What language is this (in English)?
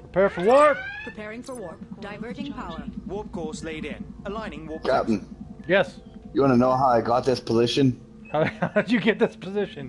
English